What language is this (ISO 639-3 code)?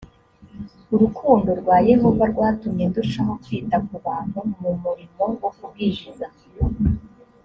kin